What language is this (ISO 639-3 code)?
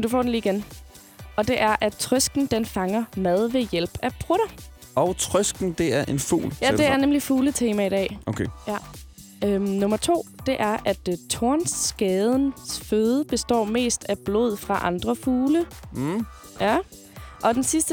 dan